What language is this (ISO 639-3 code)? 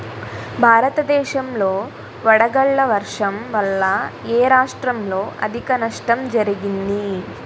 tel